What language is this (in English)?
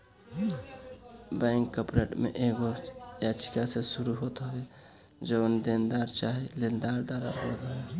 Bhojpuri